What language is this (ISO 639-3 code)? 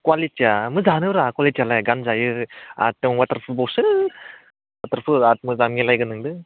brx